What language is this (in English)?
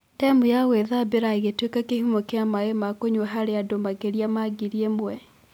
Kikuyu